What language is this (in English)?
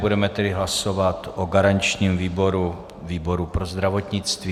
Czech